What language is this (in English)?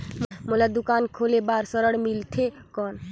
Chhattisgarhi